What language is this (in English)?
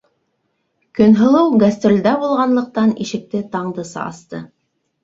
Bashkir